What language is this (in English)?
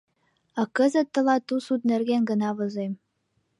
Mari